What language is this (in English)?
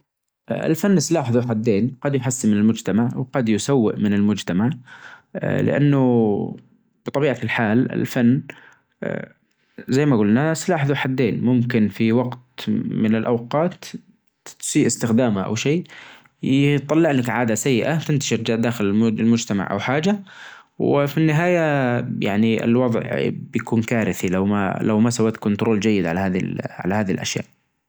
Najdi Arabic